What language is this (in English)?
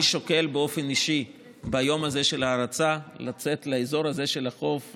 Hebrew